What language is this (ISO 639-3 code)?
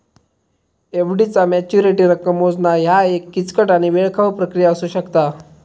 mar